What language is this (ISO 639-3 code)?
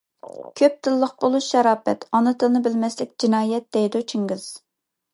uig